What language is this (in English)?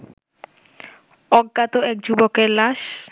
Bangla